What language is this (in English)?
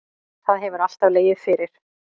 Icelandic